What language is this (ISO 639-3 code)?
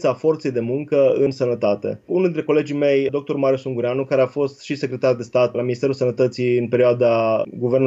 ron